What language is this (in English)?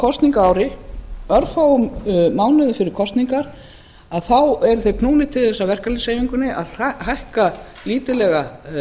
Icelandic